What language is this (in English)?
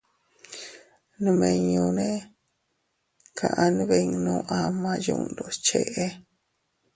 Teutila Cuicatec